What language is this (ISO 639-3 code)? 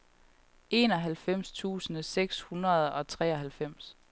dan